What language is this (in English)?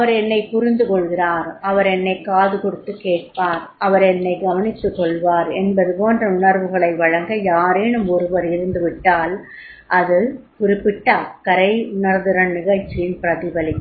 Tamil